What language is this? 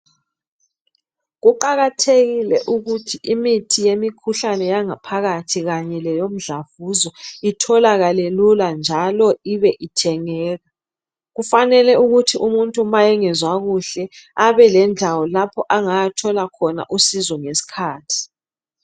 North Ndebele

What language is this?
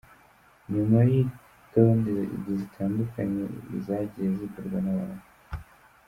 Kinyarwanda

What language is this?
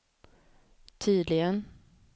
Swedish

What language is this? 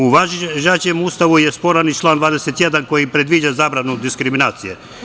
Serbian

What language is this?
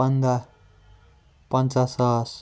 Kashmiri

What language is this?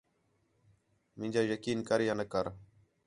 Khetrani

